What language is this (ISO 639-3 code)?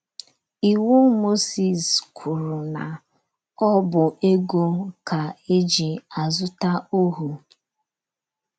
ibo